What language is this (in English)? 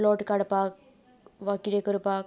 Konkani